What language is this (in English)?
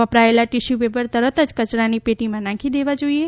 Gujarati